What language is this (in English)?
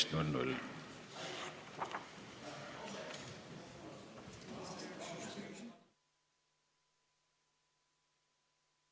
Estonian